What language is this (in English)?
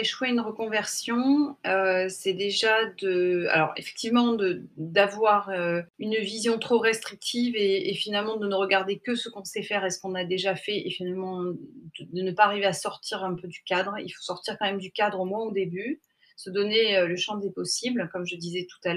French